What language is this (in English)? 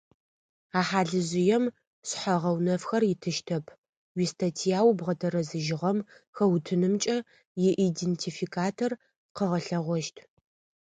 Adyghe